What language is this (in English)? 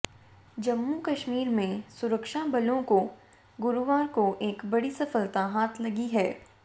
Hindi